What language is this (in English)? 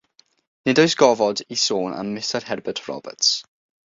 Welsh